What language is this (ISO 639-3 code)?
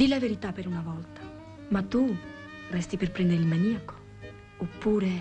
ita